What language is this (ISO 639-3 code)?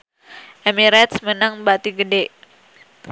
sun